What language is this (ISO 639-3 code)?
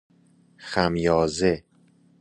fas